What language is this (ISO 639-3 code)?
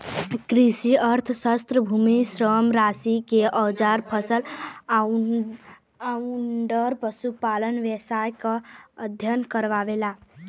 bho